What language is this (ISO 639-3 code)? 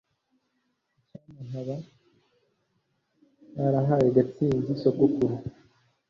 kin